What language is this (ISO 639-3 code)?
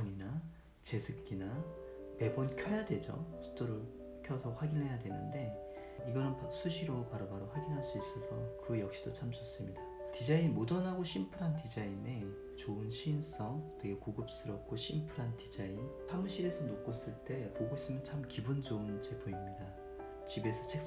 kor